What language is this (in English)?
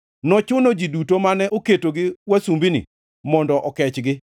Luo (Kenya and Tanzania)